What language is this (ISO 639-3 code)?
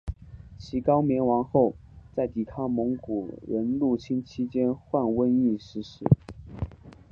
zho